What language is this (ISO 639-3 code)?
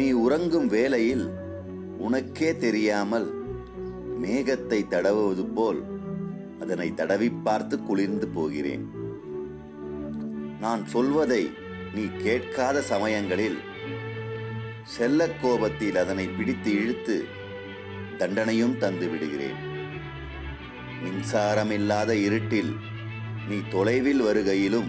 tam